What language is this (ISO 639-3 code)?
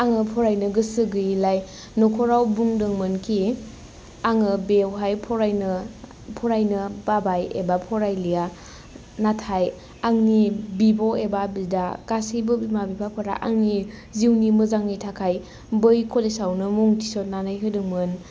brx